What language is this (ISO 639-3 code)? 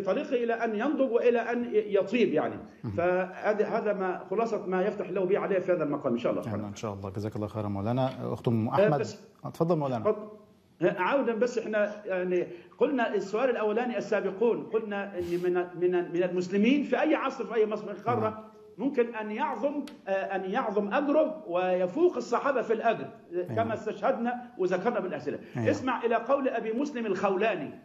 ara